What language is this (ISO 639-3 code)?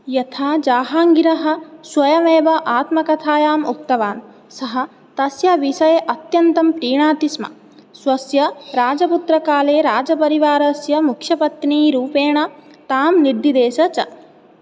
san